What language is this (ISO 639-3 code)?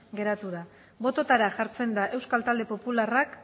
eus